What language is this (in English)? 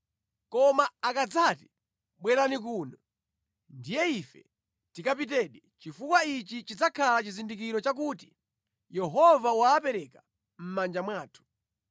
Nyanja